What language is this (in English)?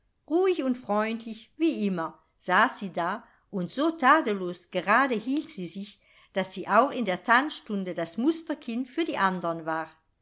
German